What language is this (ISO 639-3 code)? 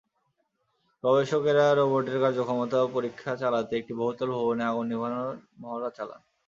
ben